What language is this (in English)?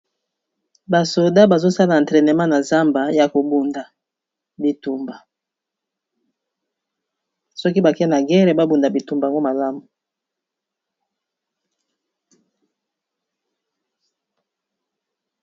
Lingala